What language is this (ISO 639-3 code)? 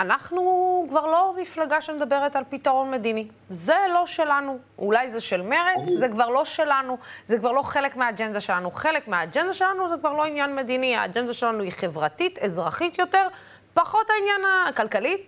heb